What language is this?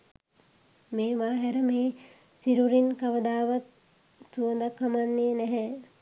Sinhala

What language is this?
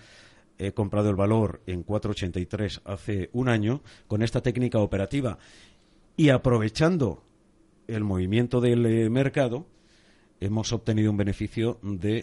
Spanish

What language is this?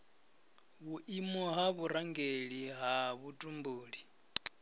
Venda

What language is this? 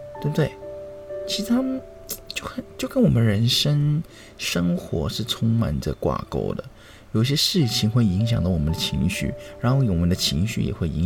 Chinese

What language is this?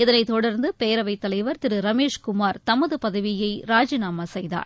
Tamil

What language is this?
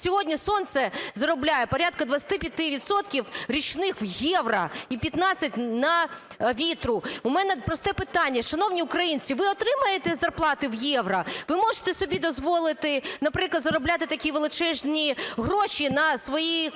Ukrainian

